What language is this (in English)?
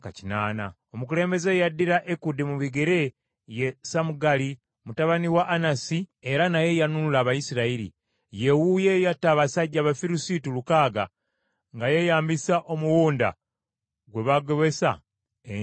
Ganda